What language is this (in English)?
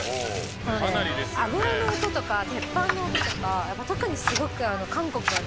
Japanese